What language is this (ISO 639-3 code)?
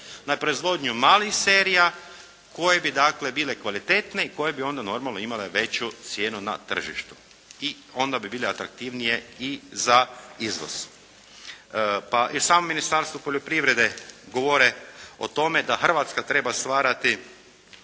hrv